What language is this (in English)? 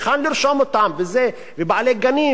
Hebrew